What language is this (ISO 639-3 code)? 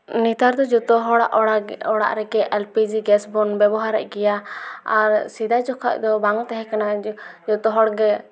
sat